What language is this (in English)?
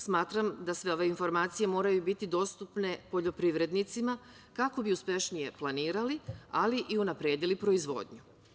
Serbian